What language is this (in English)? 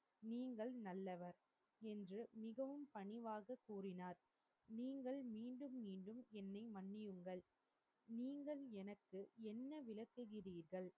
Tamil